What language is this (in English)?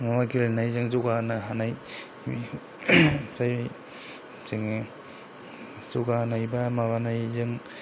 Bodo